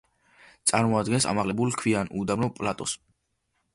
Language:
Georgian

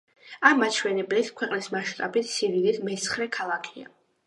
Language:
Georgian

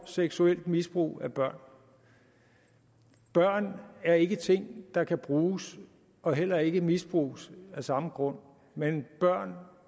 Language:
Danish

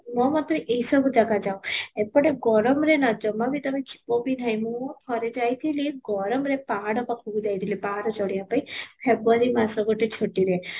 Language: Odia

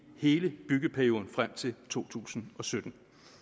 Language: Danish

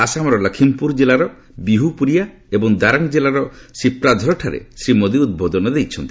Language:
Odia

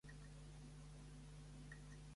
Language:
Catalan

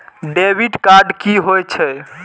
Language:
Maithili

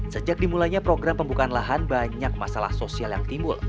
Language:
Indonesian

